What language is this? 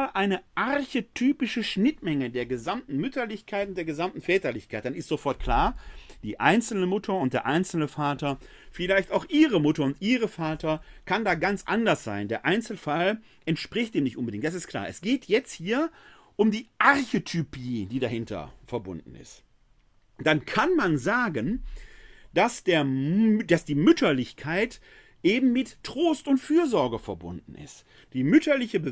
German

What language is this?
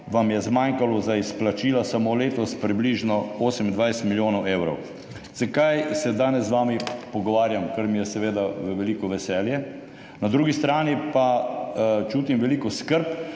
Slovenian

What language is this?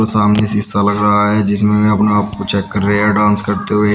Hindi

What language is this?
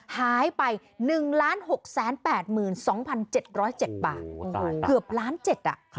Thai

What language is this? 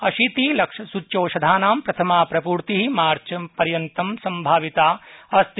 Sanskrit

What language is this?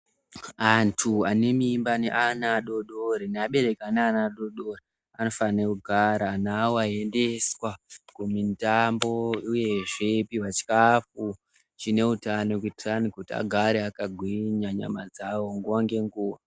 Ndau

